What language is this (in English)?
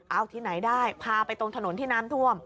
Thai